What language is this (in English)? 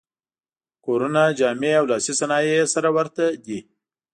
Pashto